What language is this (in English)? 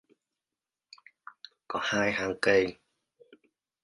Vietnamese